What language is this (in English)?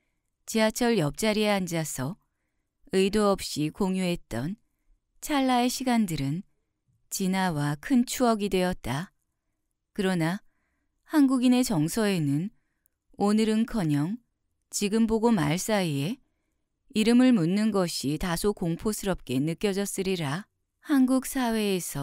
Korean